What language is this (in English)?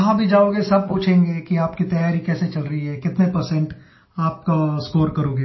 Hindi